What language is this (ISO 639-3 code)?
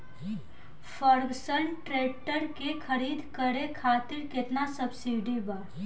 bho